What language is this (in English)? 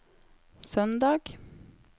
Norwegian